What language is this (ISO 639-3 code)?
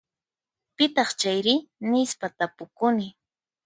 qxp